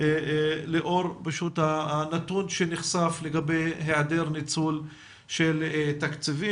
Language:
Hebrew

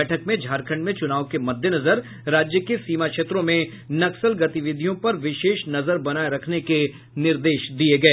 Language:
Hindi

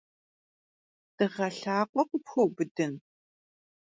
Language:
Kabardian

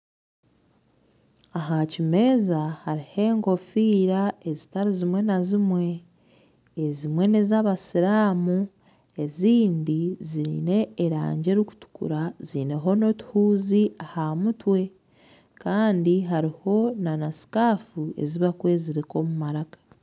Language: Nyankole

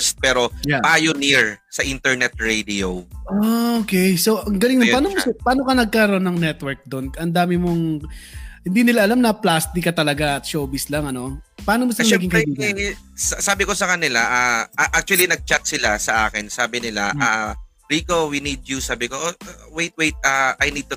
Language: Filipino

